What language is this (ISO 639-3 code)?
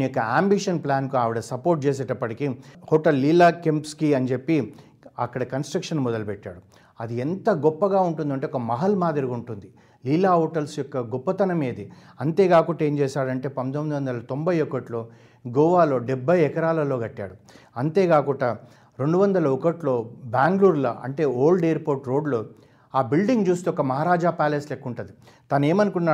tel